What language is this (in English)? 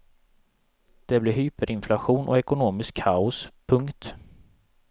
Swedish